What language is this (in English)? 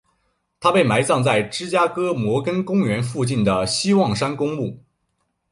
Chinese